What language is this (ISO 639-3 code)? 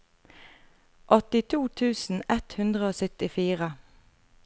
nor